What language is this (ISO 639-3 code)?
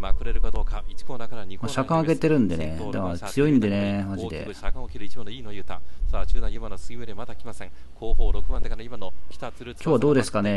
jpn